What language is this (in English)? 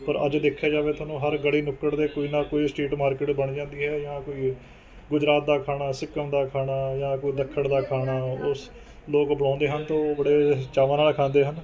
Punjabi